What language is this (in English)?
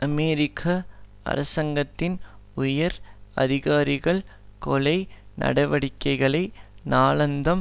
Tamil